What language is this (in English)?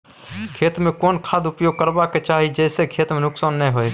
Maithili